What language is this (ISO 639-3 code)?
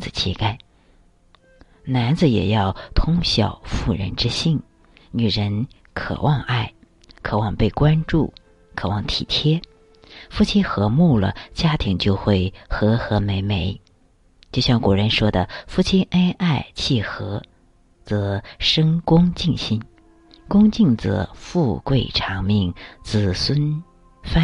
zho